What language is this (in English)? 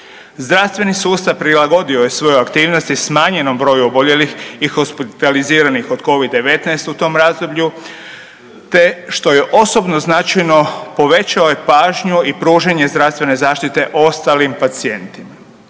Croatian